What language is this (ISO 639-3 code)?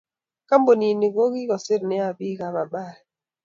kln